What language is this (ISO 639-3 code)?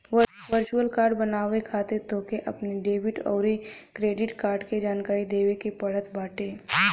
bho